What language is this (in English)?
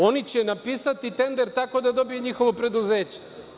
Serbian